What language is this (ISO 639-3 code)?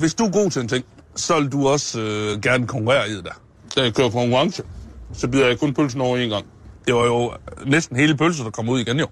dan